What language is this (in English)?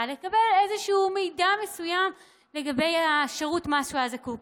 Hebrew